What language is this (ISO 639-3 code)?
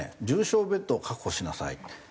jpn